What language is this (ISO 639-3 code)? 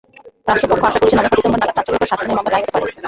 ben